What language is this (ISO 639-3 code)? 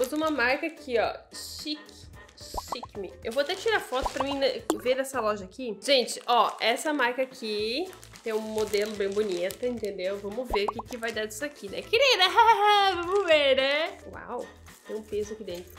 por